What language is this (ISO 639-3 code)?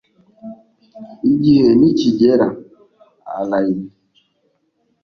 kin